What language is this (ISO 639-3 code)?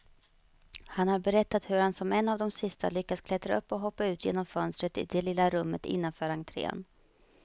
swe